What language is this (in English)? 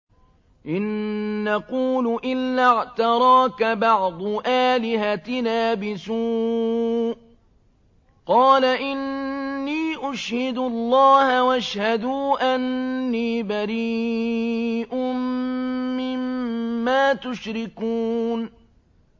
Arabic